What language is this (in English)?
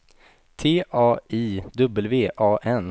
Swedish